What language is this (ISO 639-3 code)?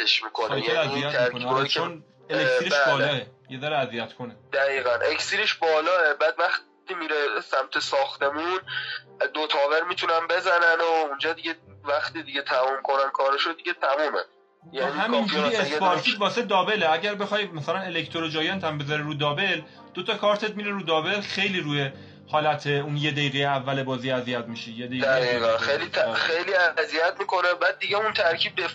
fas